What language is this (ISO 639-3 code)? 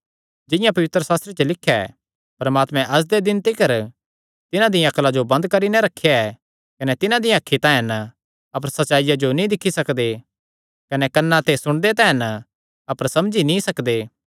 xnr